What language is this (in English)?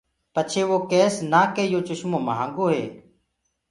Gurgula